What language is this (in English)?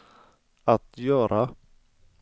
Swedish